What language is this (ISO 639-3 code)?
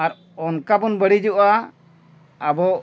sat